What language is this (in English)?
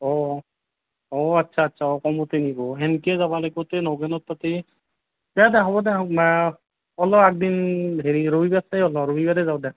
Assamese